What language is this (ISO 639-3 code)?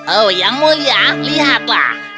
ind